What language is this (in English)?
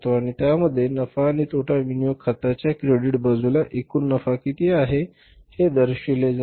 Marathi